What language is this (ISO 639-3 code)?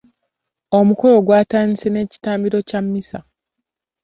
lug